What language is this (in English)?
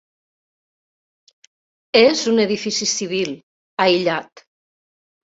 Catalan